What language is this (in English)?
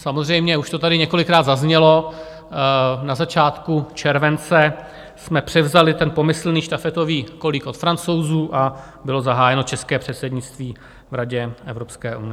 Czech